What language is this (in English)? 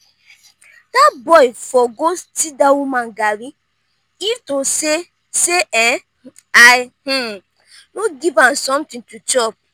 Nigerian Pidgin